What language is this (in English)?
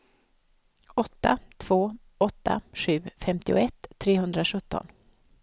Swedish